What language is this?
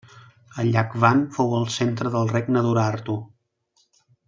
Catalan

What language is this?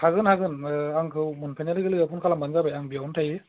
Bodo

